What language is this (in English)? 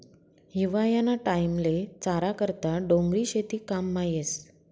Marathi